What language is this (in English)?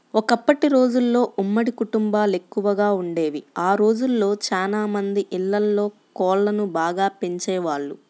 Telugu